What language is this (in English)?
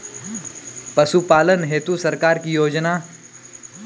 Maithili